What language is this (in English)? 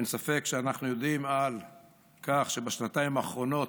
Hebrew